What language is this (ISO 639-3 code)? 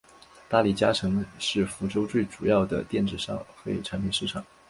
zho